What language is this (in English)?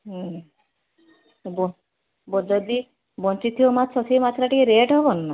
Odia